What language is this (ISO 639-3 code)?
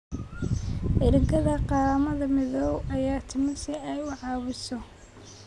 som